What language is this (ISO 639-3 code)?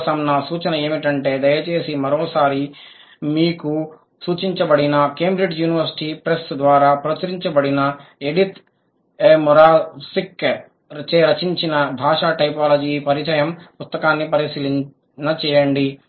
tel